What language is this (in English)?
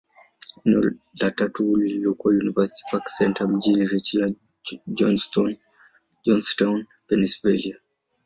Swahili